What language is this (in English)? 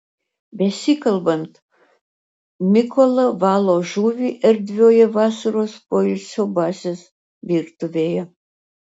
Lithuanian